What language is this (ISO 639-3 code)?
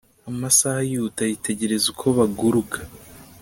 kin